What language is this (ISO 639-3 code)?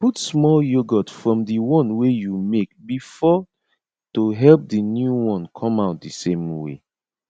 pcm